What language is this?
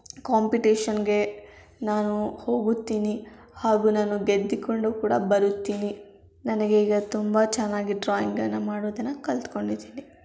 Kannada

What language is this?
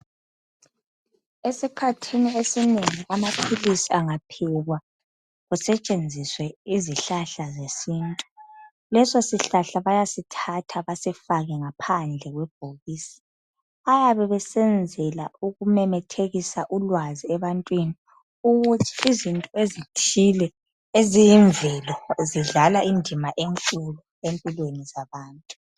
North Ndebele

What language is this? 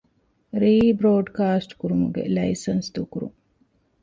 Divehi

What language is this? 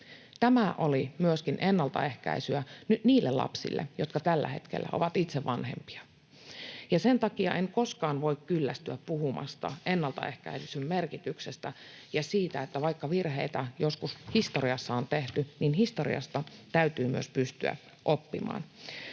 Finnish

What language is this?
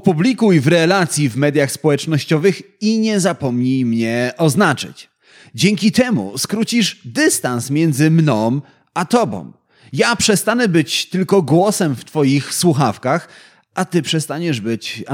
Polish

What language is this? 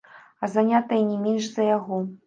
Belarusian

